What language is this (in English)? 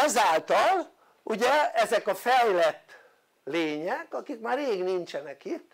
Hungarian